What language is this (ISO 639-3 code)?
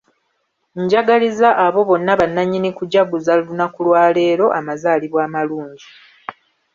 lug